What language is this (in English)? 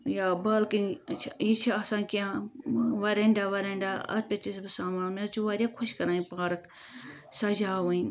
Kashmiri